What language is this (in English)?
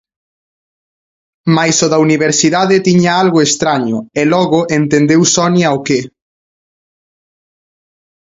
Galician